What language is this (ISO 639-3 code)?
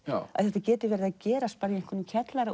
isl